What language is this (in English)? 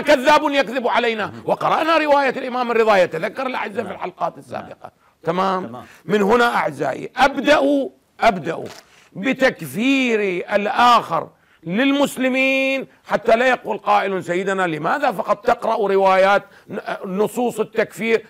Arabic